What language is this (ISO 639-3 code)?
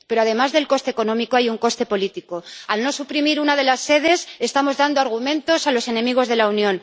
spa